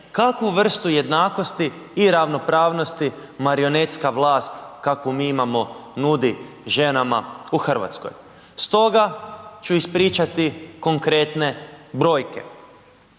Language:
Croatian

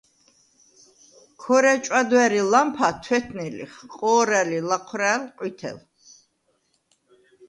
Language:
Svan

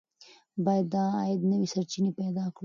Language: Pashto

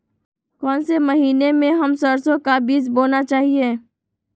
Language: Magahi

